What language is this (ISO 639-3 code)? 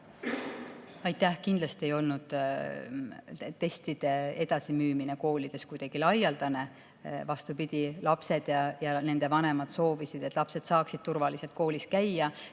est